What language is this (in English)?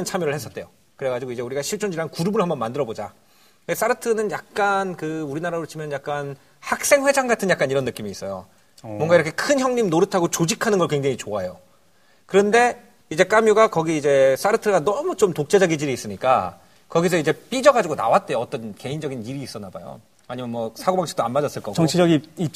Korean